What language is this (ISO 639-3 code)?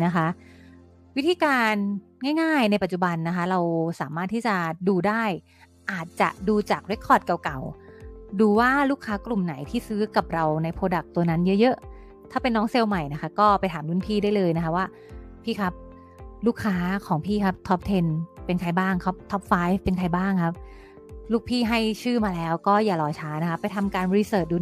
tha